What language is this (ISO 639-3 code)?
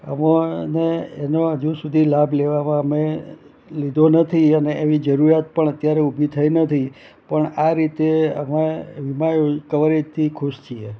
guj